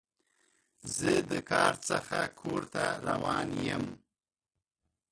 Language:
Pashto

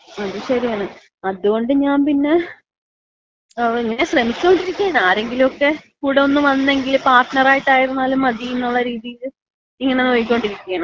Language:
Malayalam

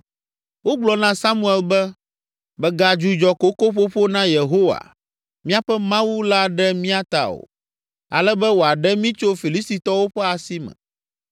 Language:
Ewe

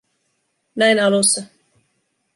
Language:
Finnish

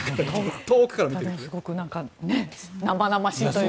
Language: Japanese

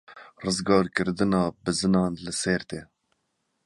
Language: Kurdish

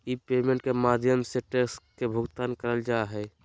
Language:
Magahi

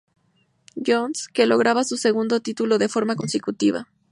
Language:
Spanish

